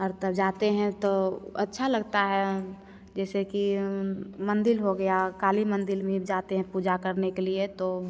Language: Hindi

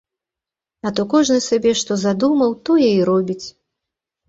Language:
Belarusian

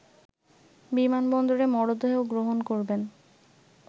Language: Bangla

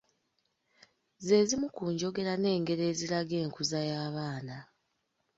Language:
Ganda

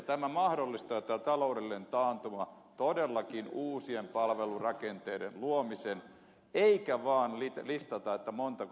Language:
Finnish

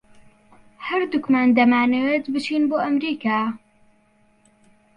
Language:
Central Kurdish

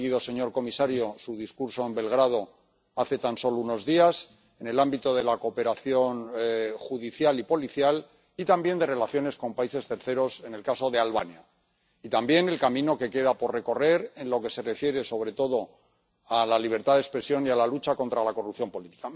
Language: Spanish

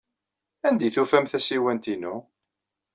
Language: Kabyle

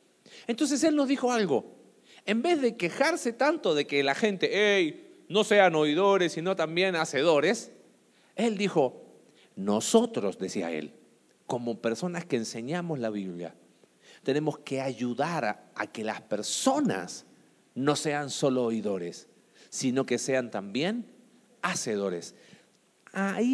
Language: Spanish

